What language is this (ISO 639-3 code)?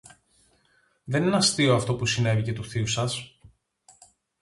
ell